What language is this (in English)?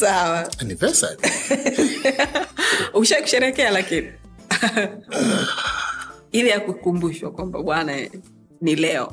Swahili